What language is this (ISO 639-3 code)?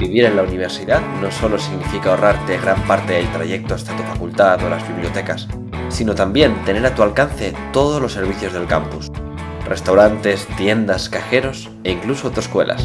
spa